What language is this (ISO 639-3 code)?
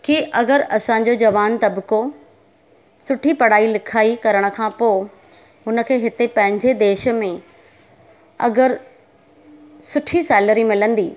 snd